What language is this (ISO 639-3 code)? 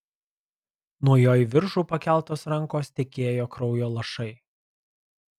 lit